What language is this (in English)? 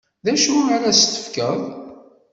Kabyle